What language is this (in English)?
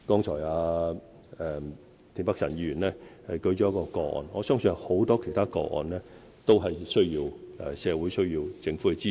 Cantonese